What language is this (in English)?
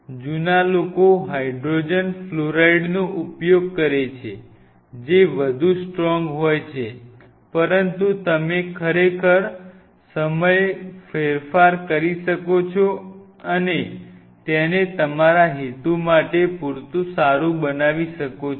Gujarati